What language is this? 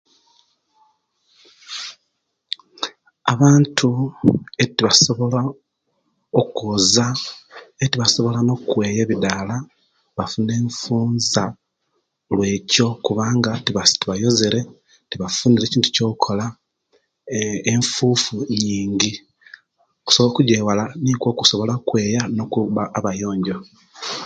Kenyi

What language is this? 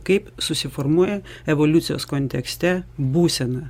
Lithuanian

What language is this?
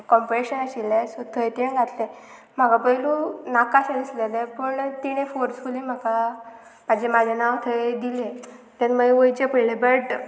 Konkani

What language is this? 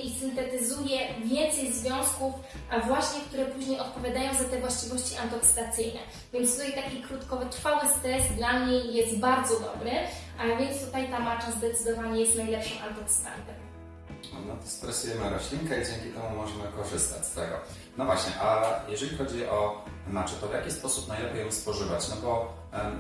Polish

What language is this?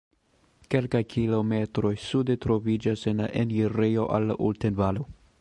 Esperanto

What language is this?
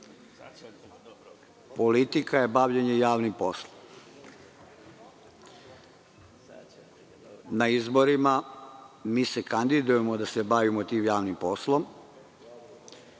Serbian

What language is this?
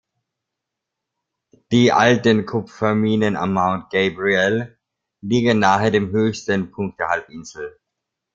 German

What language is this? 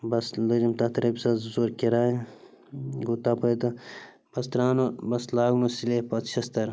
Kashmiri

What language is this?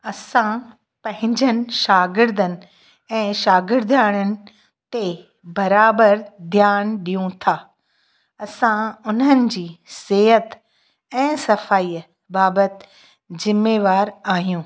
Sindhi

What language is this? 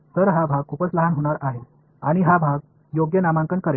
Marathi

